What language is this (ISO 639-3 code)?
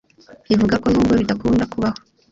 kin